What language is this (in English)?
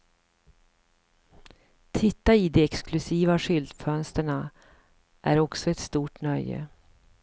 Swedish